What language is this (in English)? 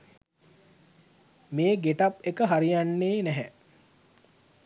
Sinhala